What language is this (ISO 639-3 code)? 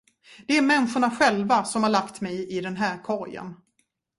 swe